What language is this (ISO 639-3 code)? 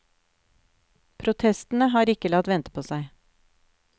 nor